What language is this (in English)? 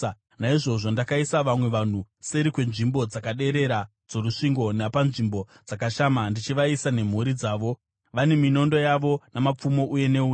Shona